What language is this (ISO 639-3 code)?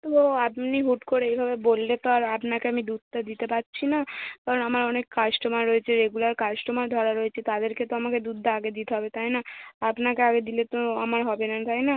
ben